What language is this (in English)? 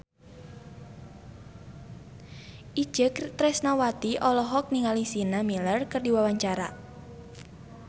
Sundanese